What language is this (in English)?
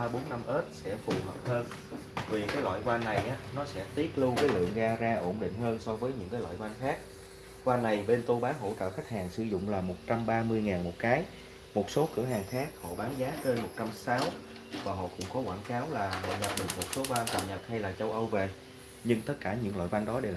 Vietnamese